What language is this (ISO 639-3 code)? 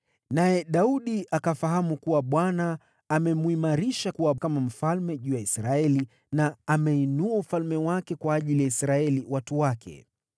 swa